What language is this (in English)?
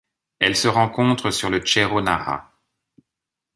French